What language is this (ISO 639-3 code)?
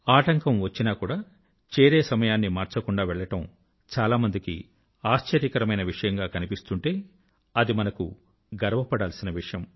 tel